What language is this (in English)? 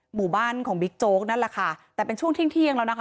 Thai